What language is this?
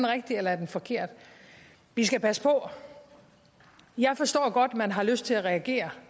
Danish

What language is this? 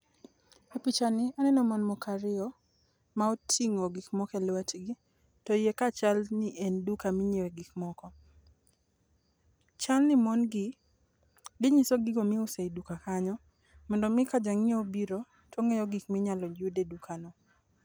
Luo (Kenya and Tanzania)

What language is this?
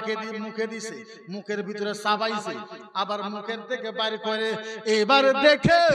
Arabic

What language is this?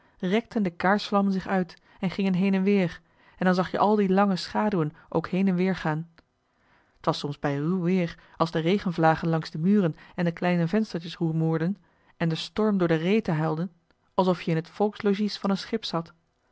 Dutch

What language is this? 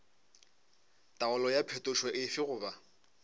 Northern Sotho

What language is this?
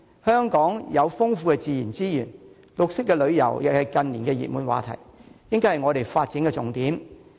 Cantonese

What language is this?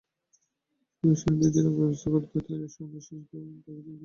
Bangla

